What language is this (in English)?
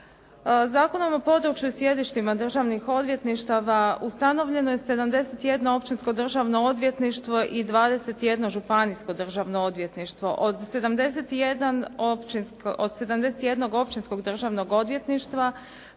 Croatian